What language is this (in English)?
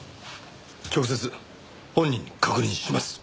Japanese